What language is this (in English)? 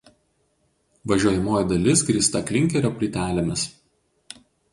Lithuanian